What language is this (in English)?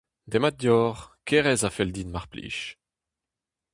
Breton